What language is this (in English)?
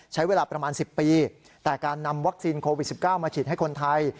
Thai